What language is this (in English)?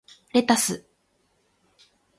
Japanese